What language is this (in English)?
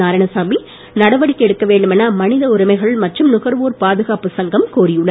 Tamil